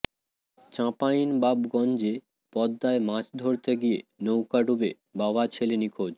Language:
Bangla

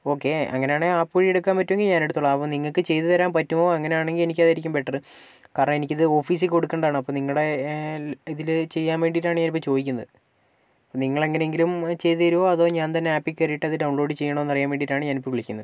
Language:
Malayalam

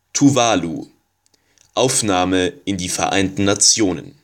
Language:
German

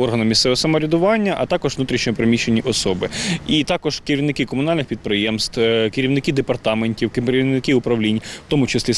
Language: Ukrainian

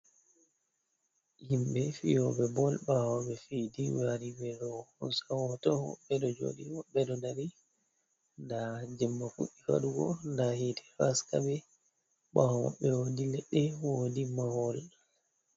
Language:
Fula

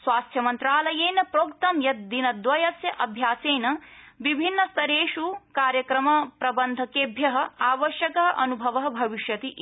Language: Sanskrit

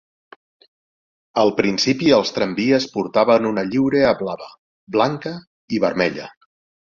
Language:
Catalan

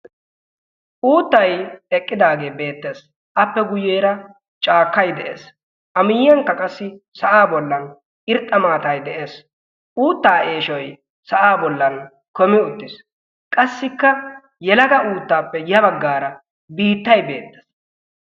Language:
Wolaytta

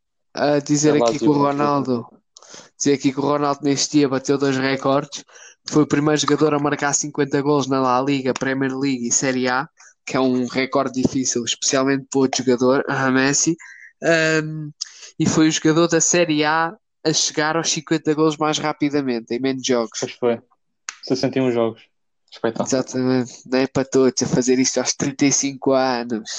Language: Portuguese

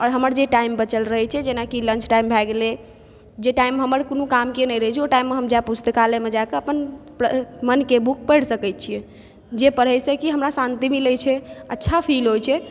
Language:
Maithili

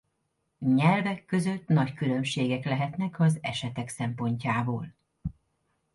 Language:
Hungarian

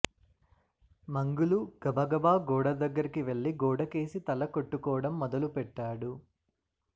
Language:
Telugu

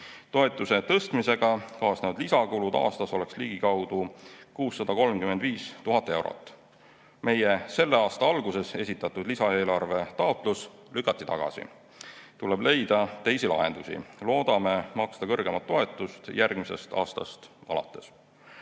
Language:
Estonian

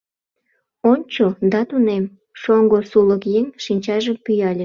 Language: Mari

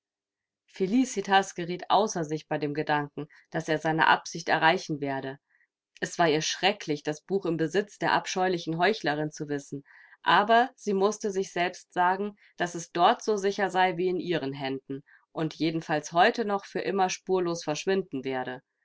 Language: German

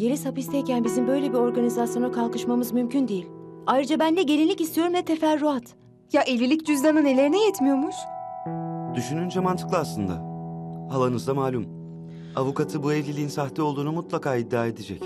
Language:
Turkish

